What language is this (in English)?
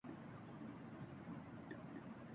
Urdu